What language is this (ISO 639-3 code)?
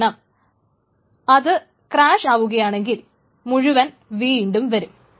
mal